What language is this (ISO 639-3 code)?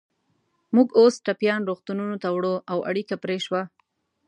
pus